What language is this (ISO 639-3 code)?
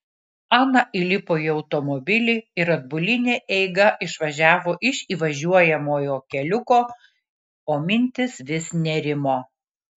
lit